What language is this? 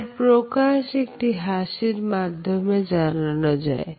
Bangla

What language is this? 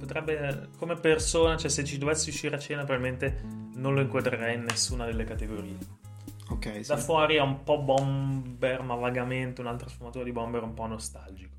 Italian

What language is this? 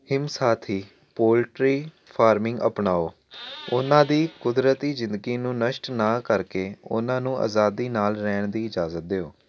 Punjabi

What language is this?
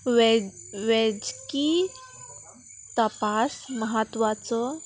Konkani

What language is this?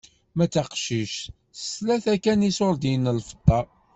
Kabyle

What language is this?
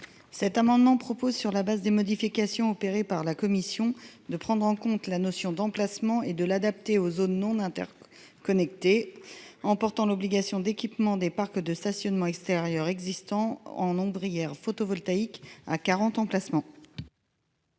French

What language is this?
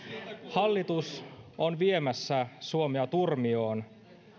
Finnish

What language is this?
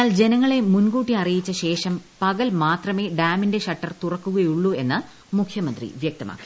Malayalam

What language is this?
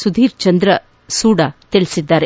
Kannada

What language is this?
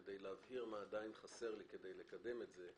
Hebrew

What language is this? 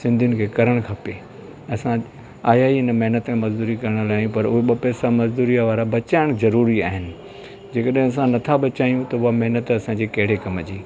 Sindhi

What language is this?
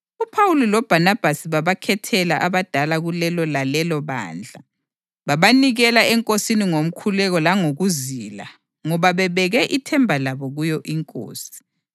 North Ndebele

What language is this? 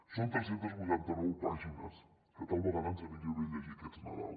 Catalan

